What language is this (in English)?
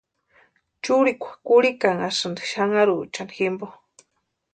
Western Highland Purepecha